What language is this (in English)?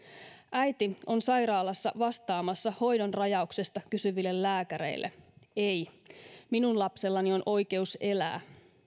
Finnish